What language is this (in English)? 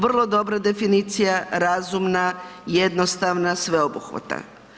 Croatian